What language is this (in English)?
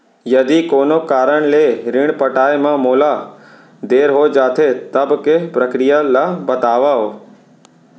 Chhattisgarhi